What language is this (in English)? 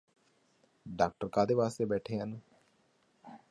Punjabi